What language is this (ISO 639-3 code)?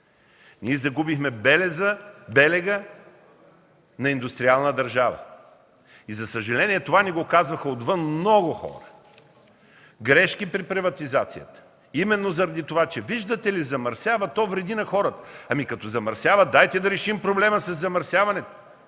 bul